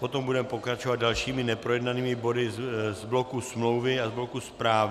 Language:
Czech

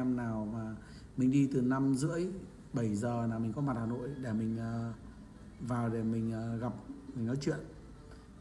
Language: Vietnamese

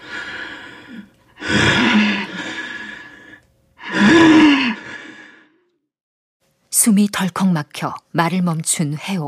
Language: Korean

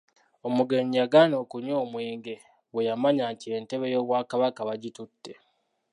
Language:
Ganda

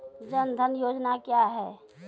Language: Maithili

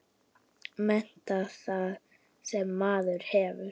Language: Icelandic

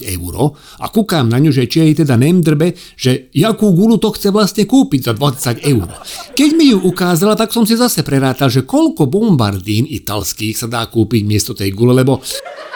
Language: Slovak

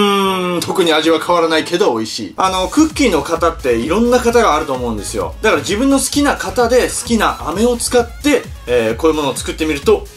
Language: Japanese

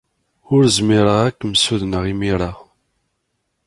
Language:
Kabyle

